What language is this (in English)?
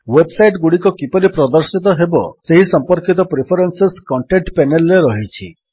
Odia